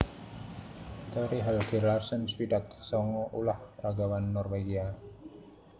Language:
Javanese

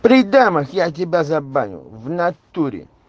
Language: Russian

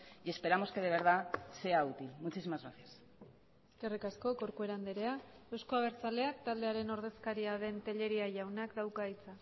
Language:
Basque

